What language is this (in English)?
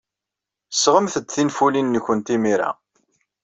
Kabyle